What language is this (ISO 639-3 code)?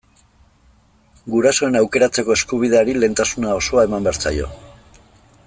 eus